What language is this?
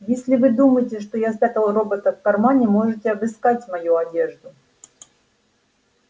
Russian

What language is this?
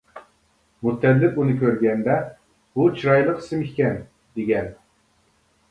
Uyghur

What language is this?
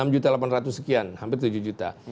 Indonesian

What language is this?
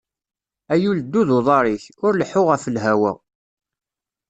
Kabyle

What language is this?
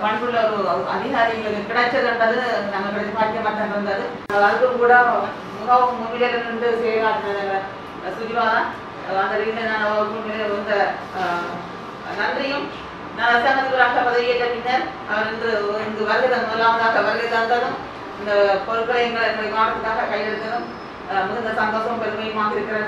Indonesian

